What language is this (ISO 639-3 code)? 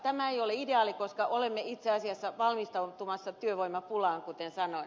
fin